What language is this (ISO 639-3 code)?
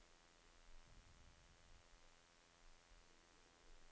nor